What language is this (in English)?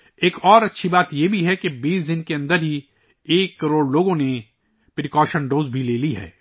Urdu